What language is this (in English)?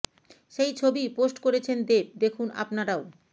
Bangla